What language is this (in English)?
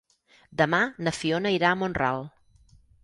Catalan